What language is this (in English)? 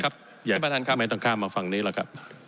Thai